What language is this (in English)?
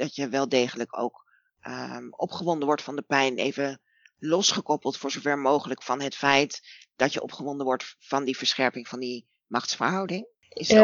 Dutch